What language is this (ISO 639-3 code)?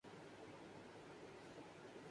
urd